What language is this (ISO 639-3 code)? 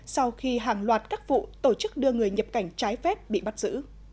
vie